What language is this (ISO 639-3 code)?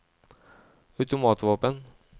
nor